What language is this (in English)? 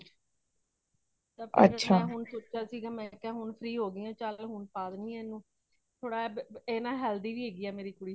Punjabi